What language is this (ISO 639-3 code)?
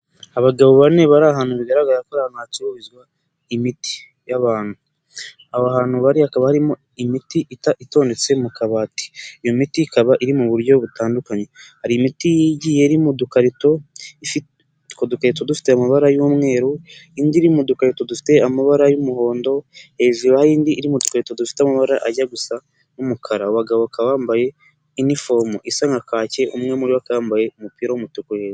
kin